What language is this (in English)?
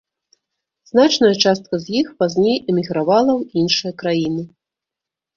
Belarusian